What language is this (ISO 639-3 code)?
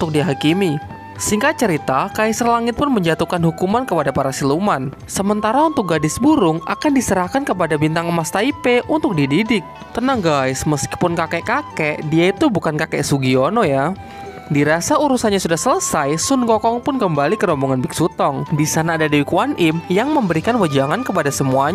ind